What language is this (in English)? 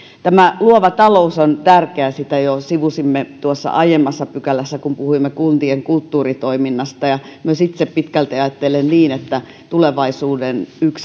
Finnish